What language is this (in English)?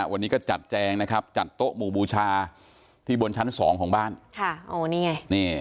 Thai